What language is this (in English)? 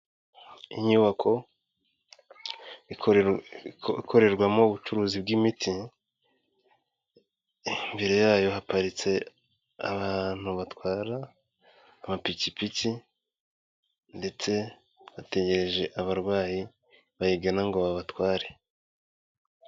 Kinyarwanda